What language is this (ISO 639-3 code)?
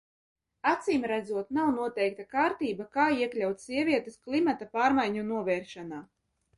lav